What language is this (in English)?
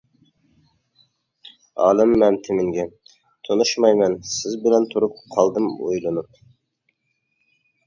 Uyghur